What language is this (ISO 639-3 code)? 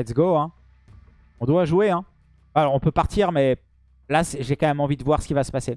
fra